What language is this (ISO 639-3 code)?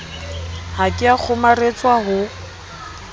sot